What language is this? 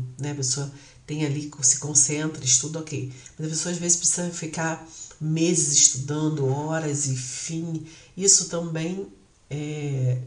Portuguese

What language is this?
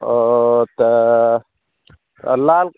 Maithili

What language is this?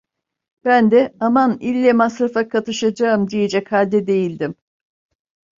Turkish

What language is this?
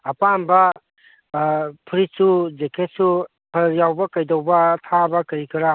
Manipuri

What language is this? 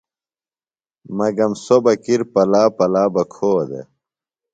Phalura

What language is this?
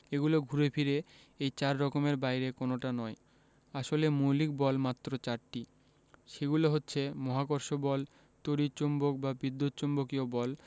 Bangla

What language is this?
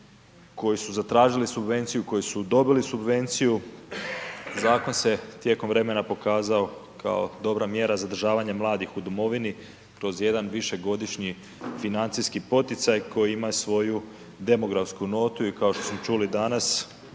Croatian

